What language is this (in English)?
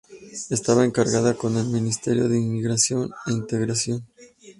Spanish